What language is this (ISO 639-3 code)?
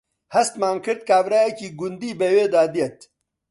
ckb